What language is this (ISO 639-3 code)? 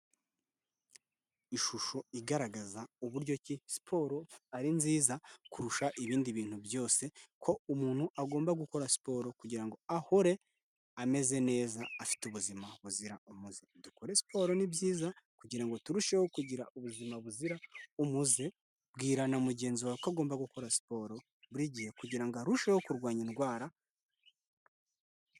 kin